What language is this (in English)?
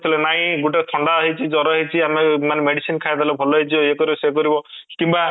Odia